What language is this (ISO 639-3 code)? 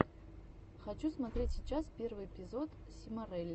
rus